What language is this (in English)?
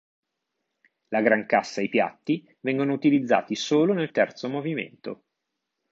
Italian